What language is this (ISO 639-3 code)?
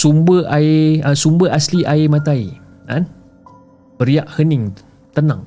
msa